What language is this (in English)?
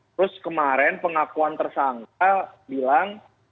Indonesian